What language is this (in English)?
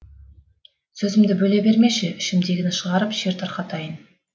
Kazakh